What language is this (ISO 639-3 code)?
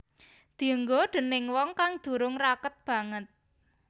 jav